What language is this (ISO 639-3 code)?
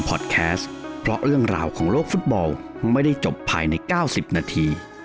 tha